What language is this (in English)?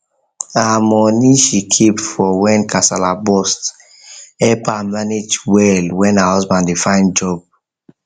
Nigerian Pidgin